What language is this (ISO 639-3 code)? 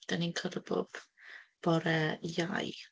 cym